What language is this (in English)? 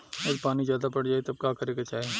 Bhojpuri